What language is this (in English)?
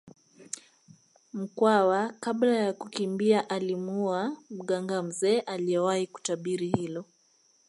Swahili